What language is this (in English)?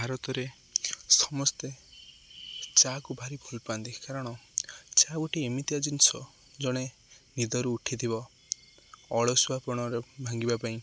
Odia